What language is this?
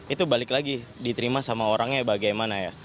Indonesian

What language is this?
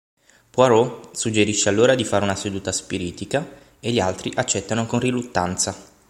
Italian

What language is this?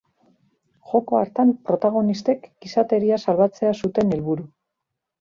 Basque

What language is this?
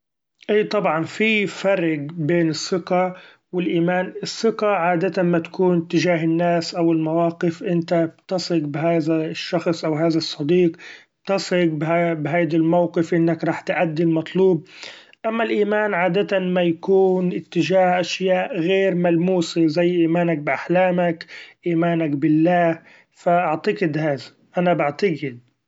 Gulf Arabic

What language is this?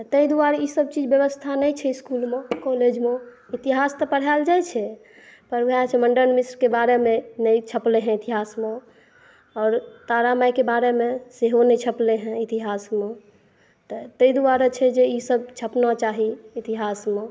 Maithili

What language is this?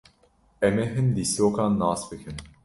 Kurdish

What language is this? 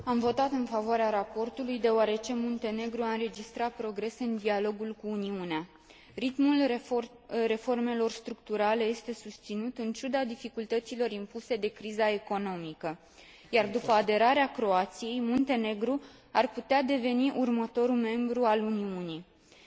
Romanian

